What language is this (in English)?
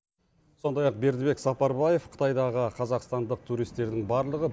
Kazakh